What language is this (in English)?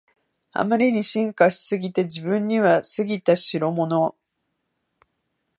Japanese